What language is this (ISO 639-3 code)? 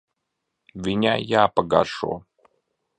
lav